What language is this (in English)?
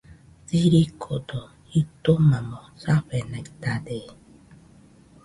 Nüpode Huitoto